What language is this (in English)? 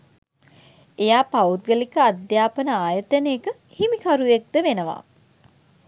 Sinhala